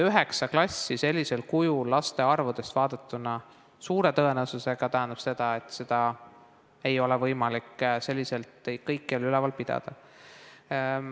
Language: Estonian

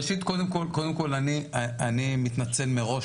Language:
Hebrew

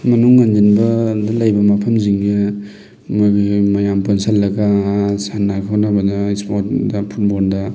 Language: Manipuri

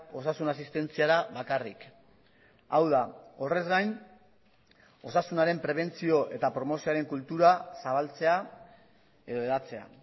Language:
Basque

